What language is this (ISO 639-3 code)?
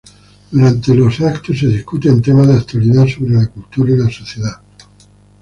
spa